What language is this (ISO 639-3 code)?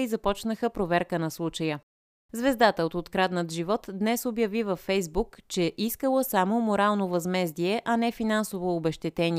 bul